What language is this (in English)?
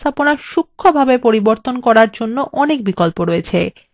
Bangla